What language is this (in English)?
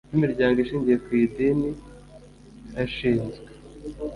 Kinyarwanda